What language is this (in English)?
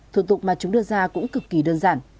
Vietnamese